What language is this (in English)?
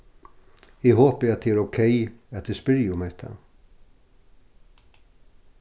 Faroese